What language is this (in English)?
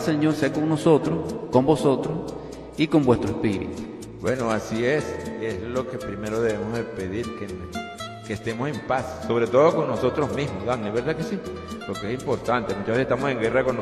Spanish